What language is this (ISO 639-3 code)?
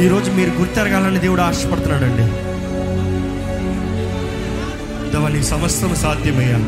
tel